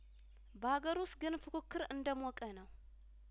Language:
Amharic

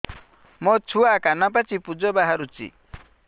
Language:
Odia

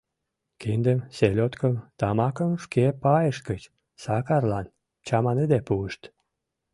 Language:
Mari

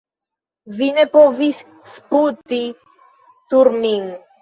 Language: Esperanto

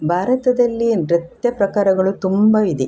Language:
Kannada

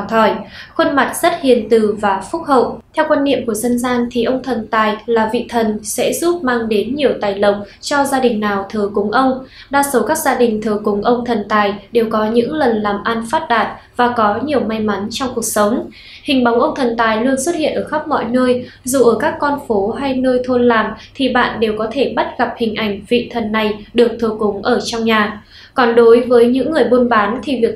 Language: Vietnamese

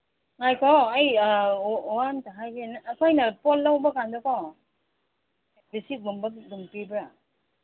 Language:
Manipuri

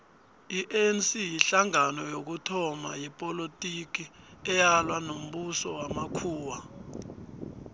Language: South Ndebele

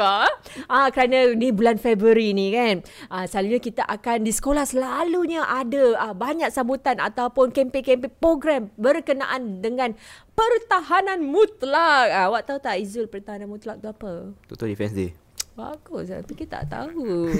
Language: Malay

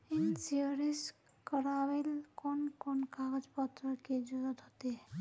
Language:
Magahi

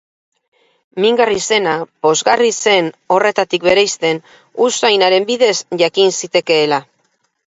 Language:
Basque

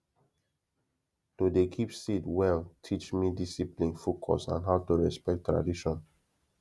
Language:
Nigerian Pidgin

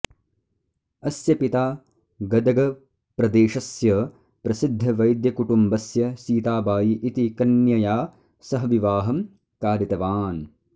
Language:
Sanskrit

